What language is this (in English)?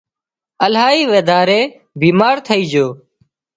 Wadiyara Koli